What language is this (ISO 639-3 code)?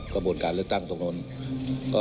tha